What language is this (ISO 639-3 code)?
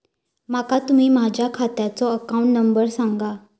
mar